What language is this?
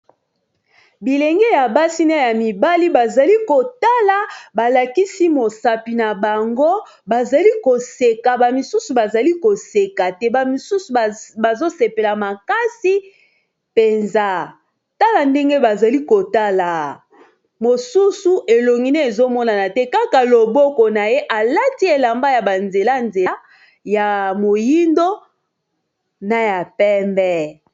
Lingala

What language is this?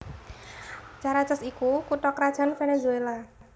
Javanese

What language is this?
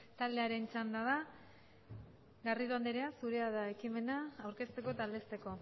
Basque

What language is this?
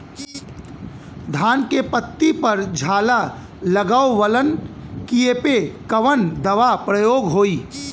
Bhojpuri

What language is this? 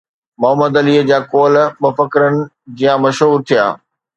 Sindhi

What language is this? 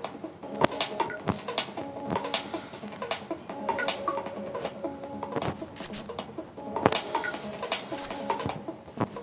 Spanish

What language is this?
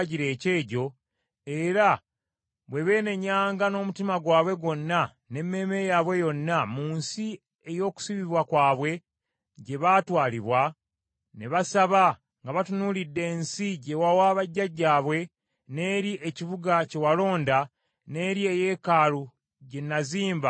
Ganda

